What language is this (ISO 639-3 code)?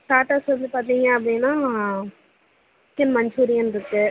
tam